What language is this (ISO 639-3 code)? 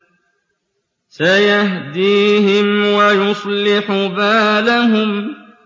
ara